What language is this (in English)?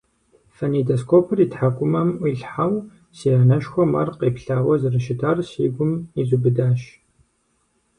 Kabardian